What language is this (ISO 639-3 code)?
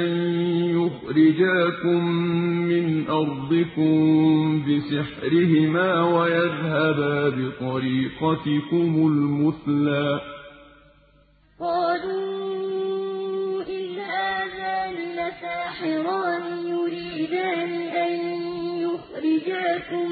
ara